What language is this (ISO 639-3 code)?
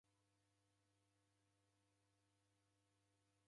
dav